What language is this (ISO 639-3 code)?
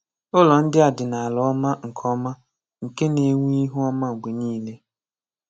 ibo